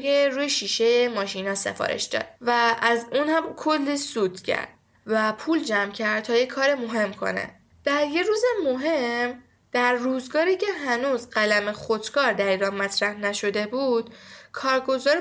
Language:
Persian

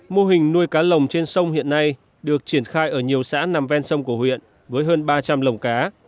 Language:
Vietnamese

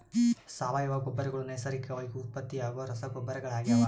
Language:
Kannada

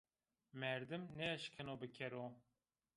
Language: Zaza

